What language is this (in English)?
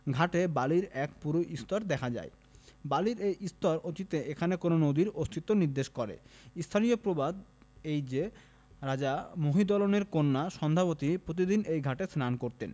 Bangla